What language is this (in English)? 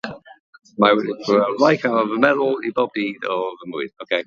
Welsh